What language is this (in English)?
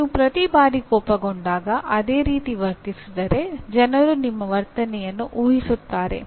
Kannada